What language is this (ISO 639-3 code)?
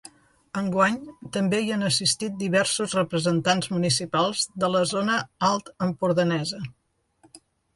cat